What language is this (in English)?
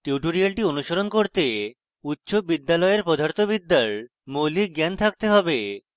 Bangla